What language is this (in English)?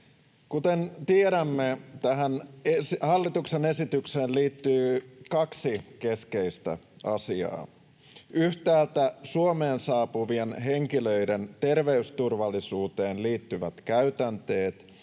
Finnish